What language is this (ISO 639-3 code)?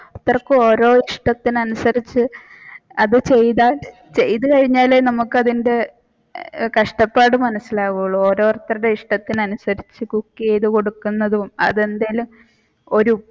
mal